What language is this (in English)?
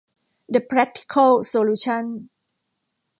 Thai